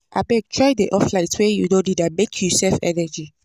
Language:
Nigerian Pidgin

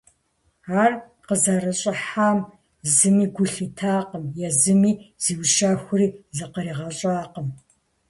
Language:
Kabardian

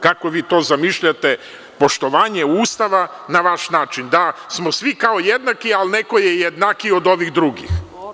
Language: Serbian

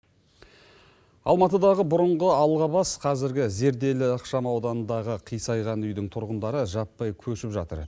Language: Kazakh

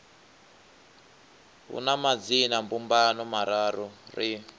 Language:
Venda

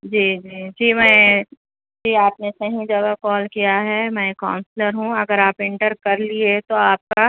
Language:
Urdu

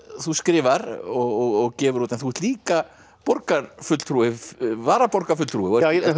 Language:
Icelandic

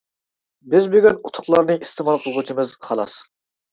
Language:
Uyghur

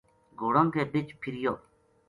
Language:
Gujari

